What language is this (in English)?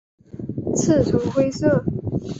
Chinese